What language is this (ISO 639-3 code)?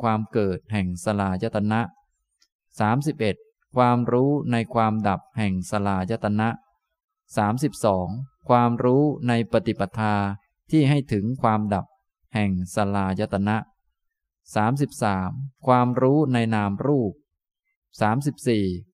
tha